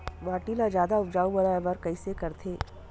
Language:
Chhattisgarhi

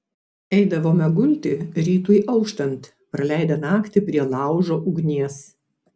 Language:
Lithuanian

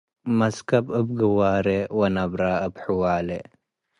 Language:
Tigre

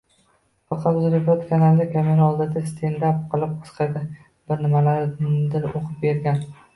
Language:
Uzbek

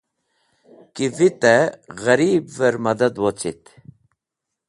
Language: Wakhi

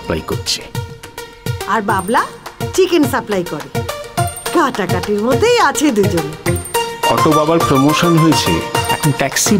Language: Bangla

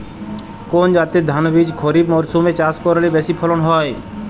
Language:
Bangla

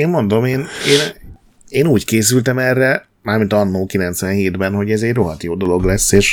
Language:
Hungarian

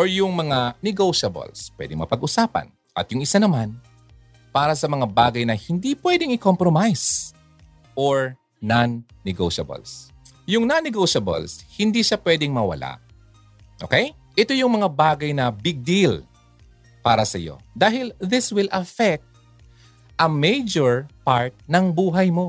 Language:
Filipino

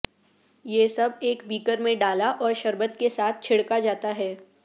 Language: Urdu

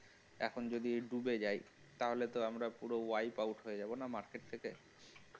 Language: Bangla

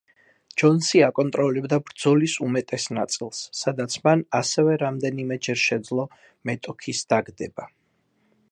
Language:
Georgian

